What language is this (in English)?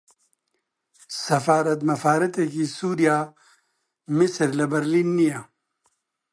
Central Kurdish